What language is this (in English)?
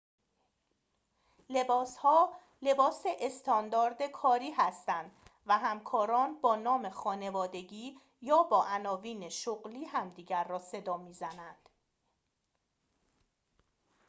Persian